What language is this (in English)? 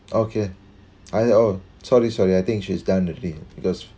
English